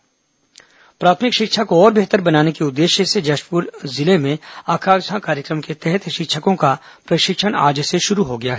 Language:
Hindi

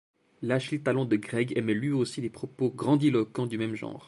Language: French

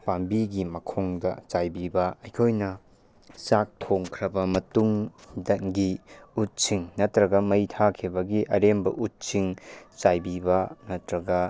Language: Manipuri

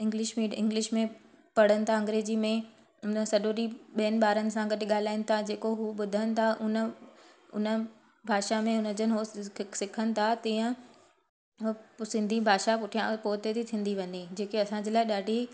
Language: Sindhi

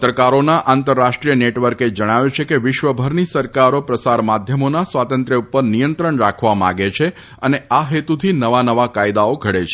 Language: Gujarati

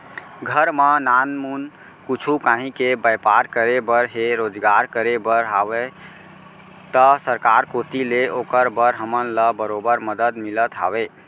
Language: Chhattisgarhi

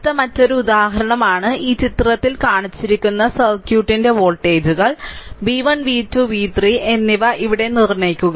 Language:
Malayalam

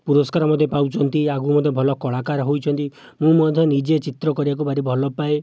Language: Odia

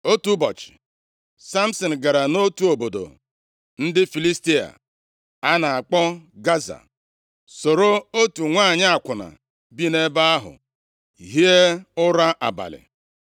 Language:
Igbo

